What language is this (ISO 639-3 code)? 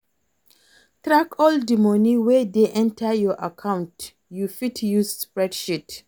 pcm